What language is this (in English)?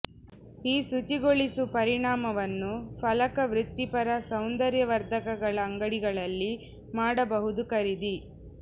Kannada